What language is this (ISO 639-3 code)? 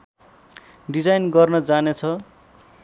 nep